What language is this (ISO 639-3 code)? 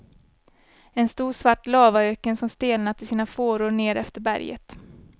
swe